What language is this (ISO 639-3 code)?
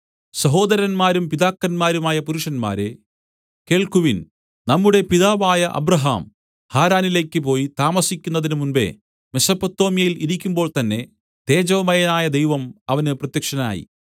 mal